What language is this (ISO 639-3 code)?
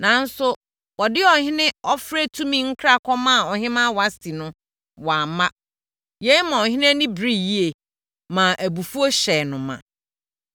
aka